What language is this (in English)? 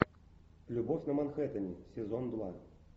Russian